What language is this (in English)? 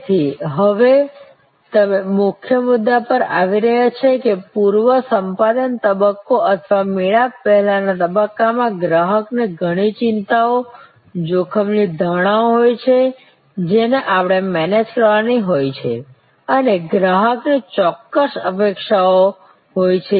Gujarati